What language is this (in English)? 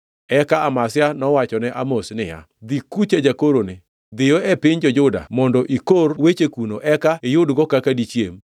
Luo (Kenya and Tanzania)